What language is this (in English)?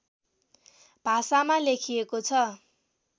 Nepali